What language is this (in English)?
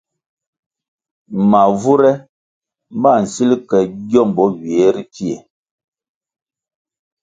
Kwasio